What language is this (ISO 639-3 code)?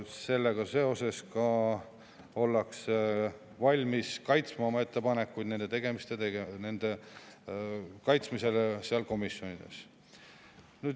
est